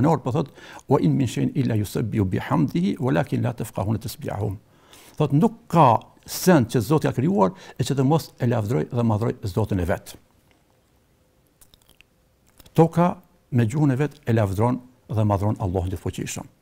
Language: Arabic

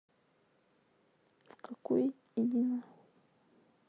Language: Russian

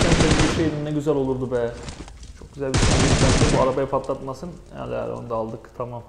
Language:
Turkish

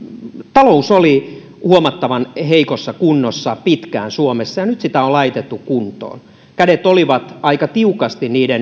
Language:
Finnish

